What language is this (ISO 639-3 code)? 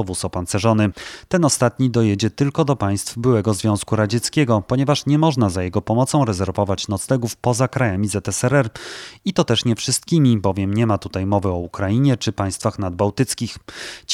pol